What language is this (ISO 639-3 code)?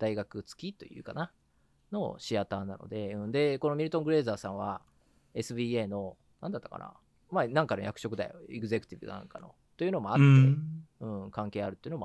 jpn